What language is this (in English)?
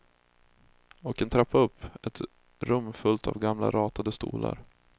Swedish